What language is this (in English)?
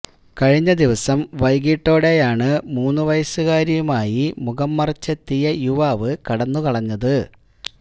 Malayalam